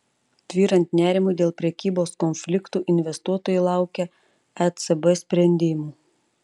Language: Lithuanian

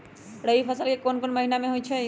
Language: Magahi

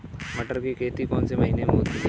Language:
Hindi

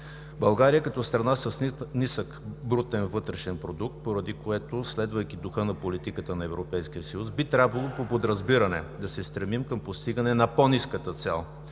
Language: Bulgarian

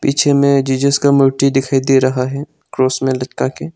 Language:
Hindi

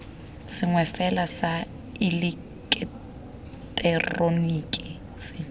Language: Tswana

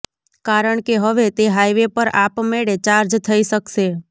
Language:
Gujarati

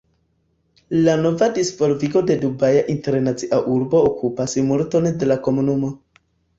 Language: Esperanto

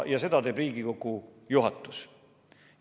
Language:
Estonian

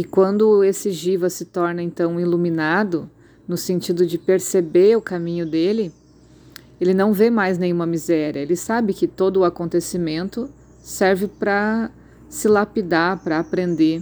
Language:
Portuguese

